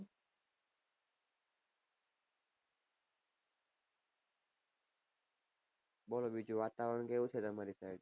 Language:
Gujarati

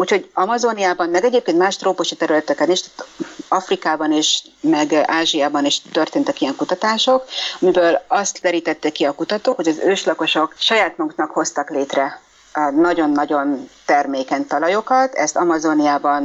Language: Hungarian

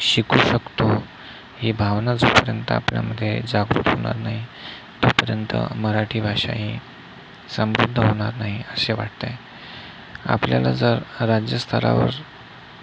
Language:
Marathi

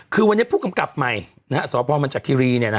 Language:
Thai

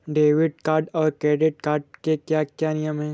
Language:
Hindi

